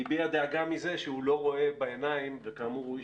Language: Hebrew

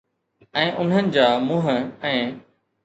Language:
Sindhi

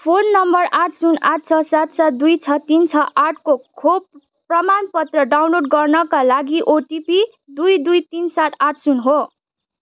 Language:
Nepali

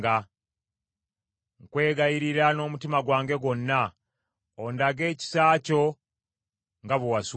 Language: Ganda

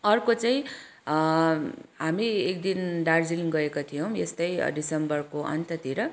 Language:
Nepali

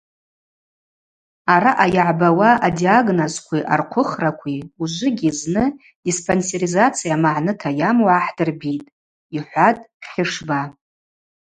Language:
Abaza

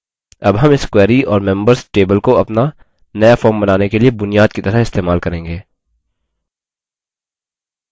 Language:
Hindi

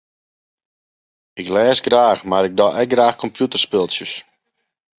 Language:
Western Frisian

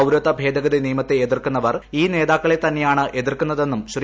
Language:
Malayalam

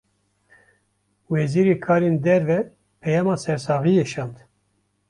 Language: Kurdish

